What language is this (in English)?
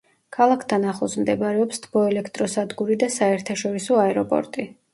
Georgian